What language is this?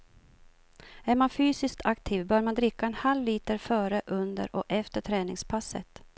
Swedish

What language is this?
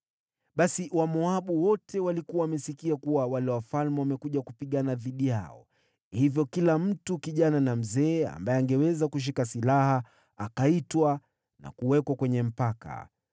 Swahili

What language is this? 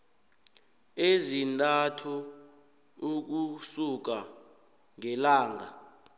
South Ndebele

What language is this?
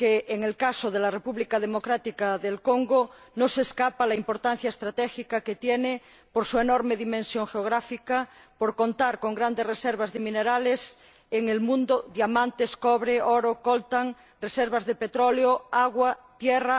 Spanish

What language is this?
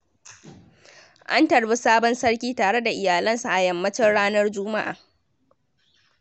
Hausa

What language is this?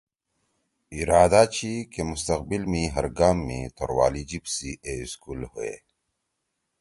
Torwali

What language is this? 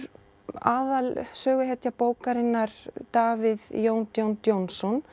Icelandic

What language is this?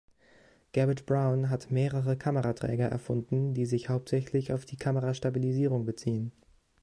German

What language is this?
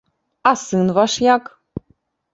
Belarusian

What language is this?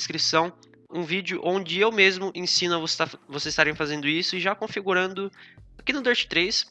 Portuguese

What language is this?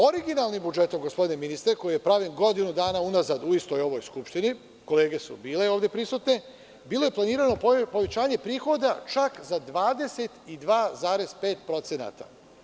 Serbian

